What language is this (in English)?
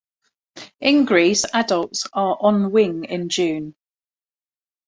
English